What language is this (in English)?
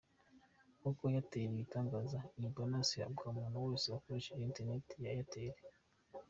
Kinyarwanda